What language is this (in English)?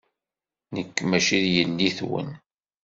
Kabyle